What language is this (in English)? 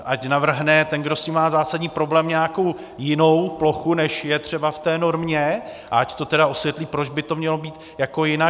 Czech